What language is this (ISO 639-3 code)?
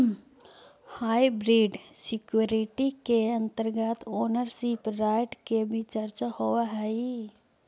mag